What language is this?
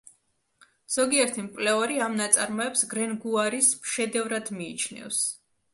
Georgian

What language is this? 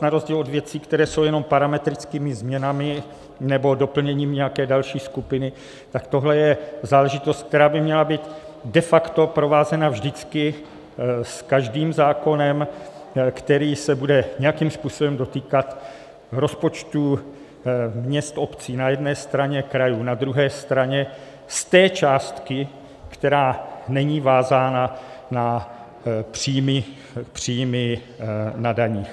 Czech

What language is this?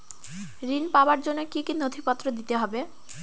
Bangla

